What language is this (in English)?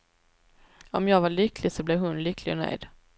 Swedish